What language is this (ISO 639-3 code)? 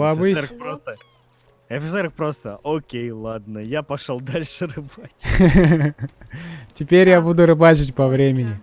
rus